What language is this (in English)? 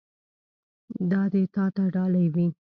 Pashto